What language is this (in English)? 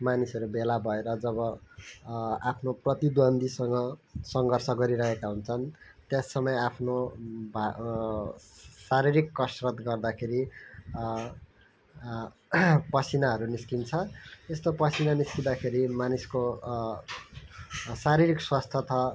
Nepali